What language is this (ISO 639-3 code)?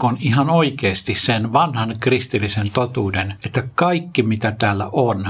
fin